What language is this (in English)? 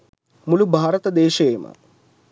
Sinhala